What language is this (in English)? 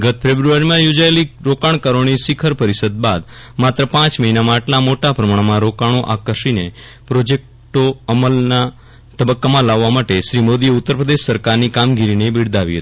Gujarati